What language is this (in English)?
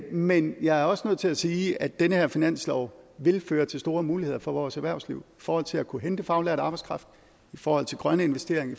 Danish